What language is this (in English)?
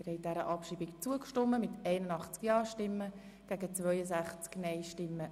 Swiss German